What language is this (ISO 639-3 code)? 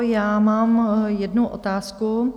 ces